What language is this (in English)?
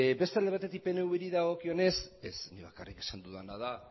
Basque